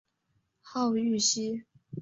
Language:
Chinese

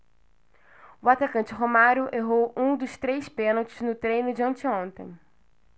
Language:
Portuguese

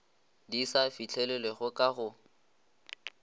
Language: Northern Sotho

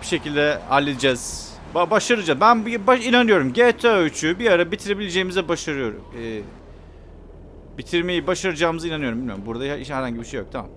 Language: Turkish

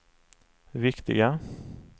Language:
Swedish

